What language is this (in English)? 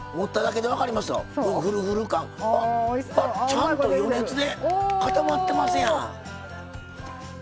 Japanese